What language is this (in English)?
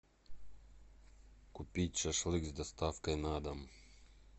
Russian